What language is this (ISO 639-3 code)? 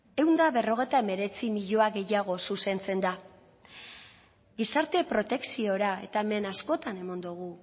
eus